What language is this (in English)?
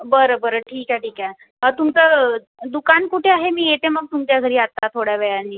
Marathi